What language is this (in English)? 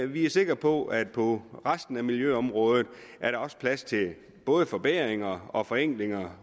Danish